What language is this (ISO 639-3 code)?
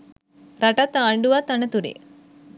sin